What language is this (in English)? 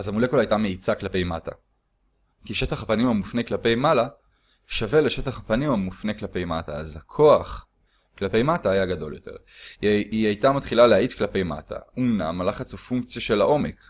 Hebrew